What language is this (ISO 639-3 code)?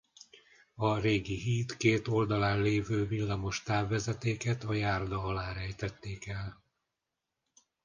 hun